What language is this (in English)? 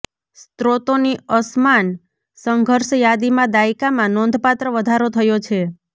Gujarati